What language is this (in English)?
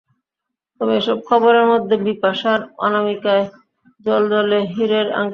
Bangla